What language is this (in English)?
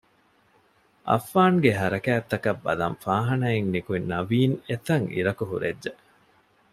Divehi